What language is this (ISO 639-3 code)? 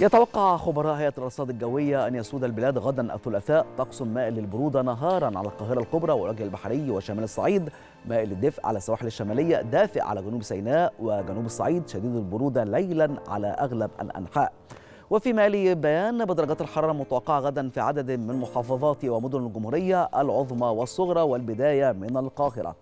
ara